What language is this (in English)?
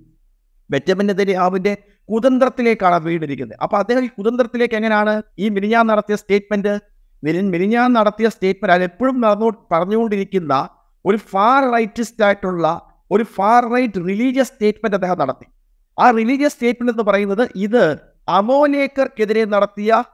Malayalam